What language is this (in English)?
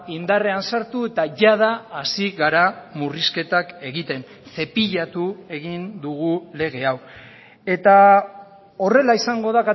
Basque